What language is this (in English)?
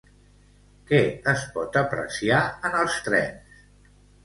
Catalan